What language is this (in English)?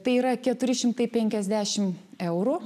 Lithuanian